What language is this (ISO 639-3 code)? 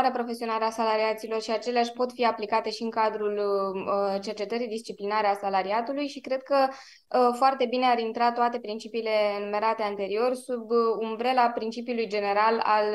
ron